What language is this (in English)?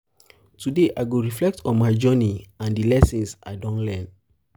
Nigerian Pidgin